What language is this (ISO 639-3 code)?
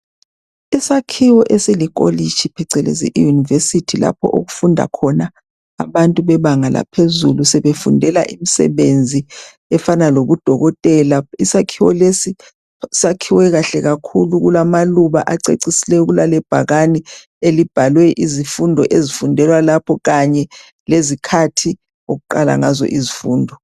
nde